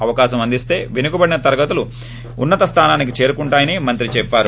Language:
Telugu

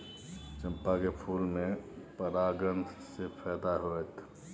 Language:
Maithili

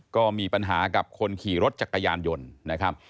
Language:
Thai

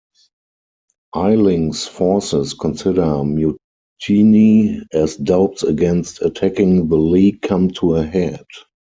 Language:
English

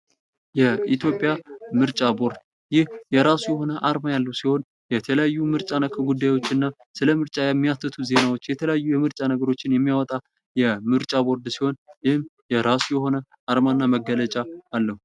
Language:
Amharic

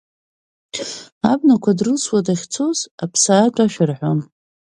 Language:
Abkhazian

